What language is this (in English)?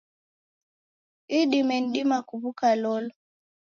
Taita